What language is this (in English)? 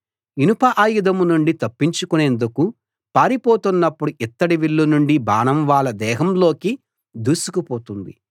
Telugu